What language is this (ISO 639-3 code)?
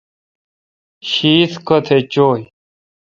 xka